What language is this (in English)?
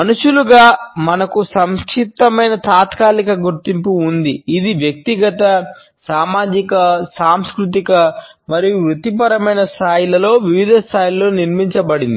Telugu